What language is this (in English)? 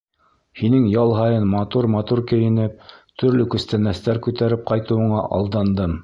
Bashkir